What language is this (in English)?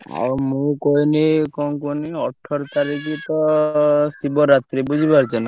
Odia